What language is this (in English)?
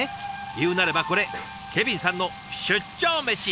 Japanese